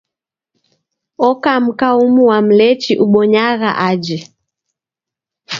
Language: Taita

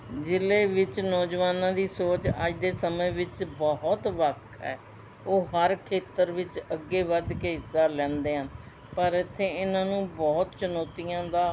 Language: Punjabi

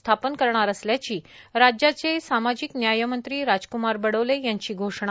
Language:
Marathi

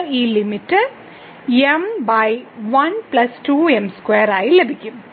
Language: Malayalam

